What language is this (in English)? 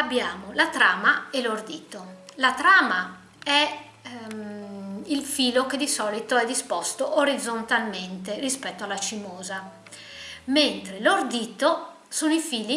Italian